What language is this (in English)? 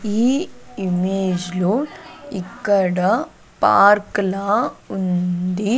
Telugu